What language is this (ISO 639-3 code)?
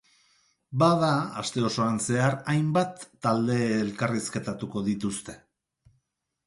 eus